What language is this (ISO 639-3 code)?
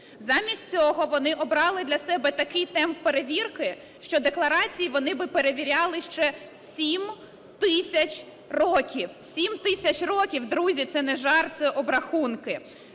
ukr